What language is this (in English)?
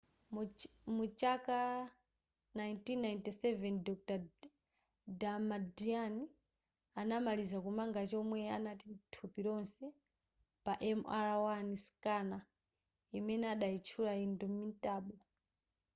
Nyanja